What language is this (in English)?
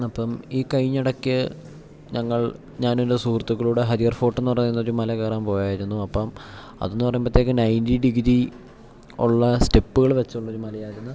Malayalam